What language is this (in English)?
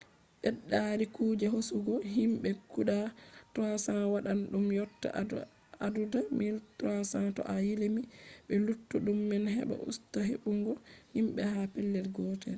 Fula